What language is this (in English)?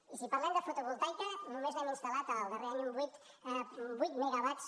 Catalan